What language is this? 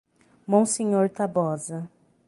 Portuguese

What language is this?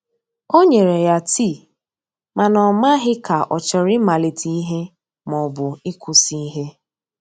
Igbo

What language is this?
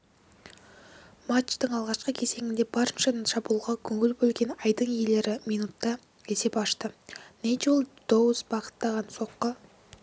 Kazakh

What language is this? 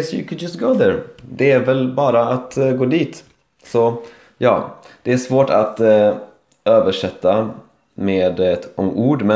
Swedish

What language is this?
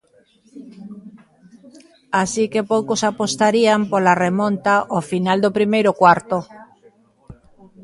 Galician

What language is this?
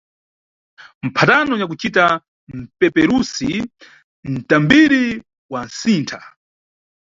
Nyungwe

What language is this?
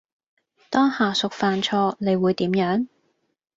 Cantonese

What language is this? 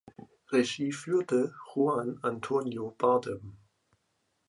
German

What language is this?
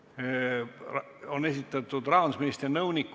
Estonian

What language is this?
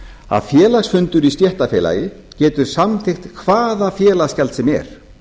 Icelandic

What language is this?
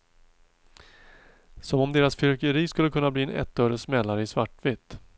Swedish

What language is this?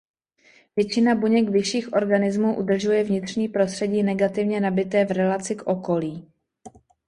Czech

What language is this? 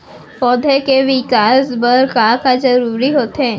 Chhattisgarhi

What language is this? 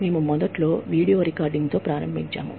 Telugu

